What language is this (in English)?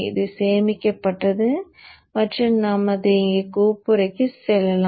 Tamil